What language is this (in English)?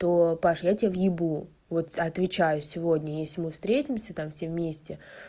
Russian